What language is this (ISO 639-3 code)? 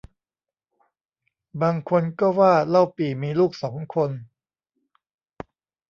tha